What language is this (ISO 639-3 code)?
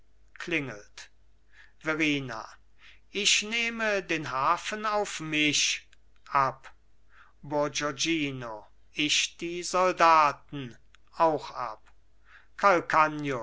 deu